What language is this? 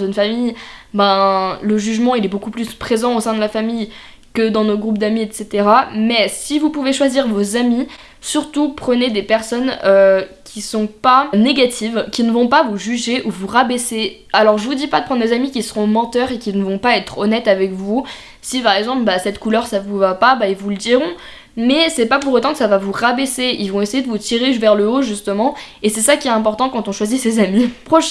French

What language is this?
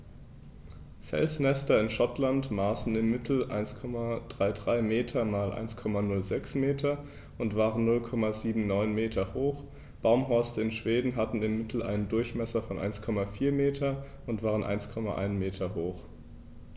German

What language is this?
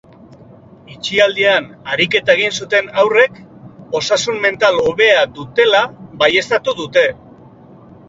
Basque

